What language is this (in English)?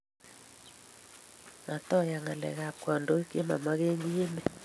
Kalenjin